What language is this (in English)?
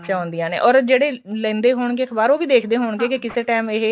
Punjabi